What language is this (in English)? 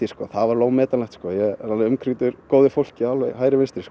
Icelandic